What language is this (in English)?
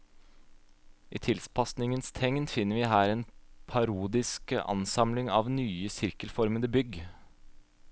Norwegian